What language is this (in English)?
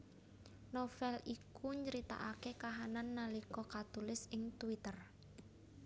Javanese